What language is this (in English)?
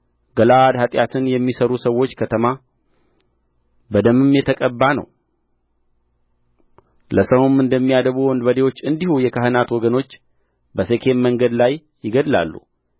Amharic